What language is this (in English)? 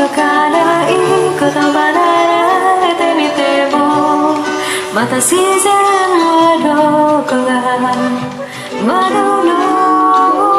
Korean